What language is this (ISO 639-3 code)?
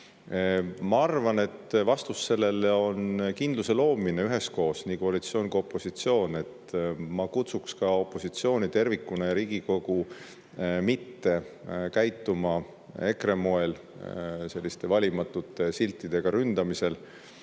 est